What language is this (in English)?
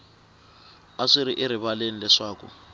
Tsonga